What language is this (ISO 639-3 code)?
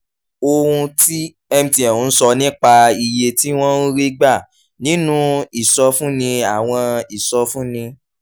yor